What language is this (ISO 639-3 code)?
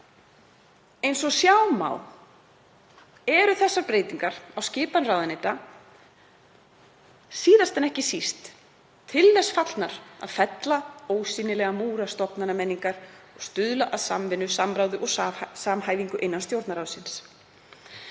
isl